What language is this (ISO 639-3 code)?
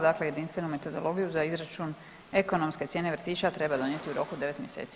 hrv